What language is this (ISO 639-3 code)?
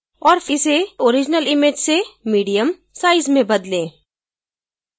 hin